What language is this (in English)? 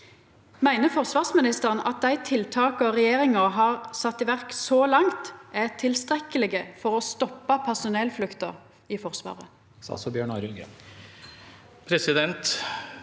Norwegian